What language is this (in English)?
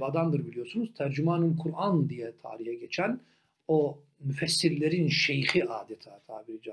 Turkish